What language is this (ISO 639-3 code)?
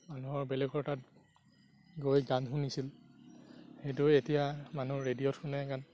asm